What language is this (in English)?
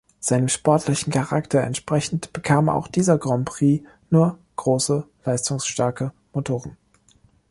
German